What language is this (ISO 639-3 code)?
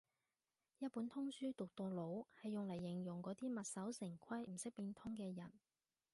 yue